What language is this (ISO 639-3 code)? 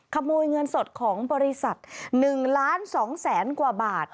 tha